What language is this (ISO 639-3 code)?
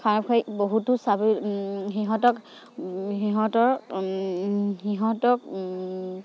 asm